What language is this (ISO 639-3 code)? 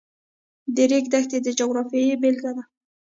pus